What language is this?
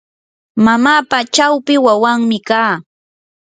Yanahuanca Pasco Quechua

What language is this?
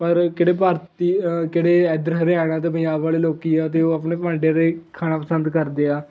Punjabi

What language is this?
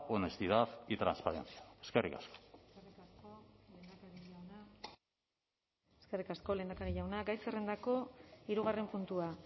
Basque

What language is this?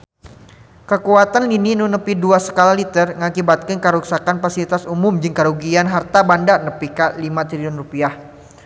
Sundanese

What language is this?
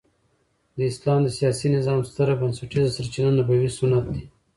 Pashto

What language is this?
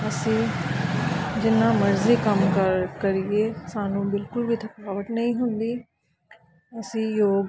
Punjabi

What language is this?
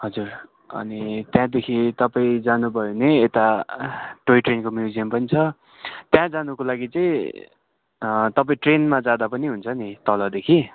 Nepali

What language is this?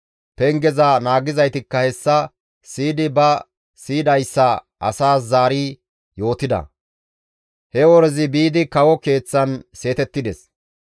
Gamo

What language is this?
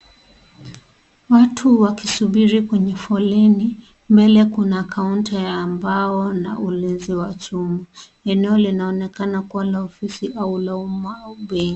Swahili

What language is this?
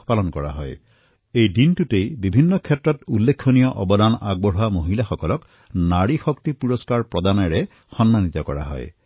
Assamese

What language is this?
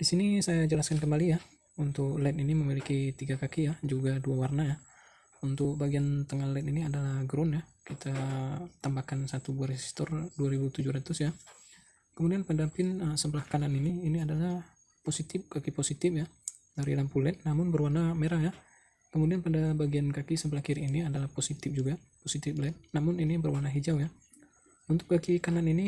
Indonesian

